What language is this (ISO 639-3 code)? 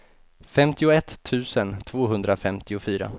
swe